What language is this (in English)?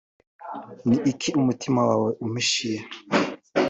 Kinyarwanda